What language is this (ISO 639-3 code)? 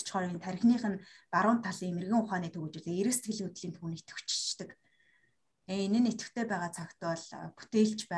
rus